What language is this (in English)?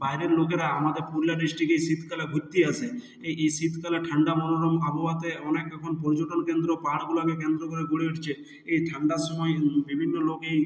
Bangla